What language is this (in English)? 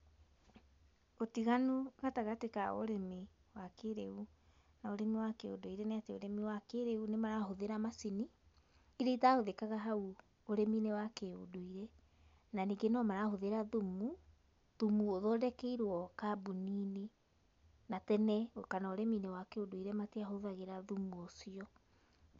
Kikuyu